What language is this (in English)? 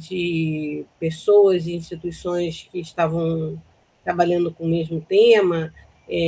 Portuguese